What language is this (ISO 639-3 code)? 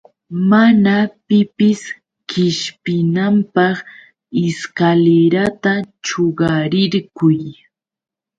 qux